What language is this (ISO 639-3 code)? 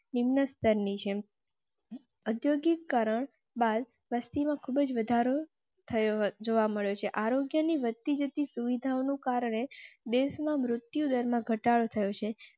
guj